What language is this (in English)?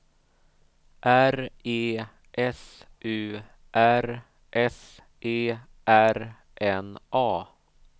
Swedish